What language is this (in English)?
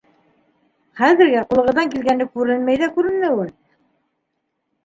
Bashkir